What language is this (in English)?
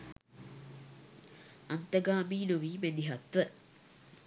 Sinhala